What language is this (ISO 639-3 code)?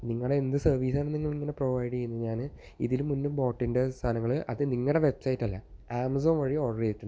mal